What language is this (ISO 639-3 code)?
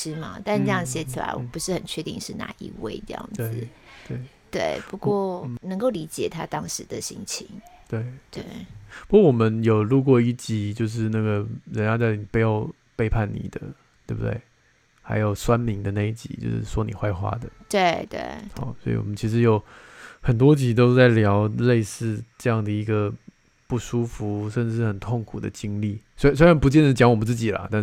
zho